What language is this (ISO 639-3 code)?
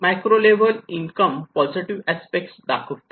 mar